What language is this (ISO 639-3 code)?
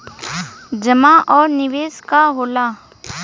bho